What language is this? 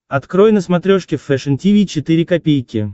Russian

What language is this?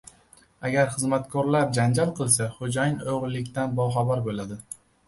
Uzbek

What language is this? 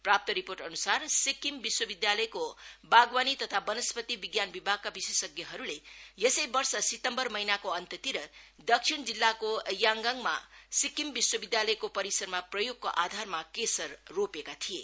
Nepali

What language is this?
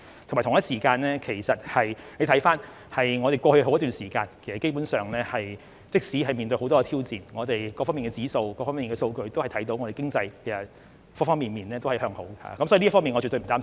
Cantonese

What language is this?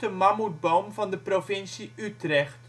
Dutch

